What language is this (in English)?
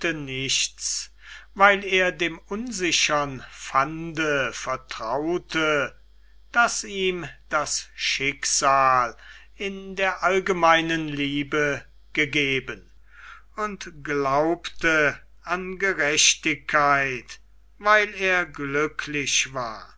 German